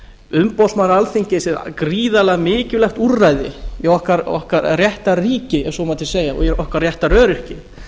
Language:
Icelandic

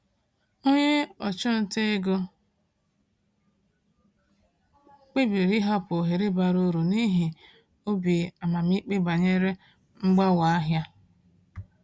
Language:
Igbo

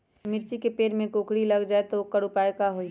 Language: Magahi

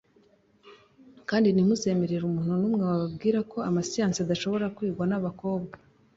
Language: Kinyarwanda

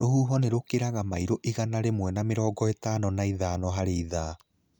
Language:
Kikuyu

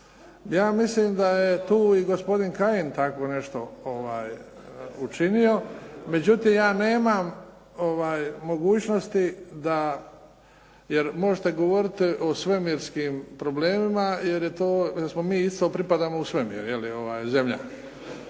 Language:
Croatian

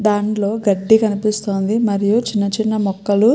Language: Telugu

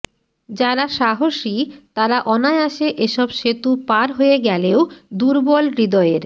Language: Bangla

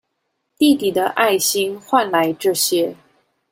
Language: Chinese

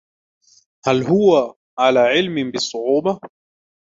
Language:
Arabic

